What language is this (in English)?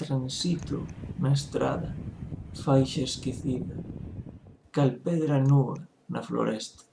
Galician